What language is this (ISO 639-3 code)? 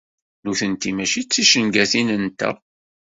kab